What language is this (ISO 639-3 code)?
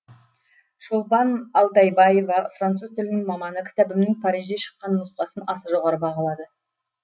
kaz